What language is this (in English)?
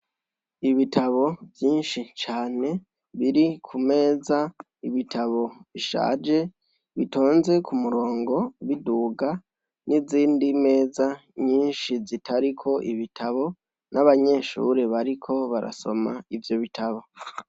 Rundi